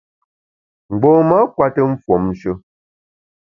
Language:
Bamun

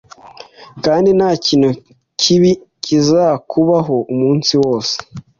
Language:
Kinyarwanda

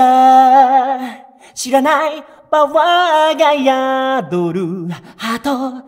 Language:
Japanese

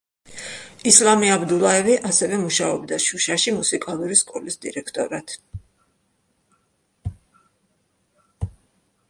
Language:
Georgian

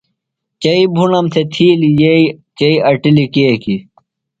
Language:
Phalura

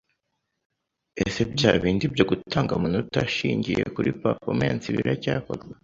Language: Kinyarwanda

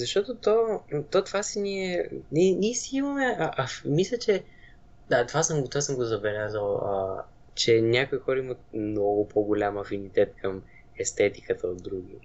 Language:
Bulgarian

